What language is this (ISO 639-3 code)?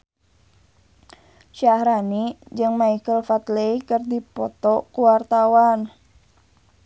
sun